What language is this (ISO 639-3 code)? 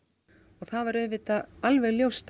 isl